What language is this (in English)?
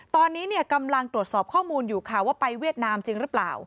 Thai